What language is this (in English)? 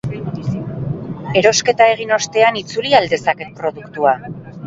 Basque